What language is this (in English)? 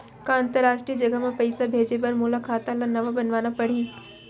Chhattisgarhi